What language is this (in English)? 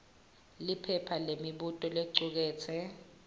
Swati